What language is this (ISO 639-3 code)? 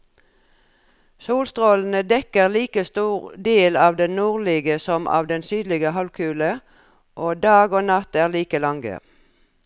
nor